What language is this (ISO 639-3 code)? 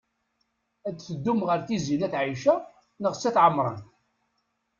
kab